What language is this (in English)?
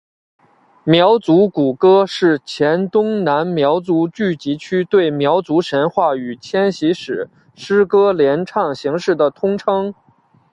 Chinese